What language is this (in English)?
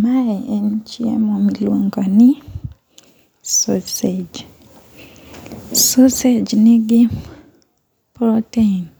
Luo (Kenya and Tanzania)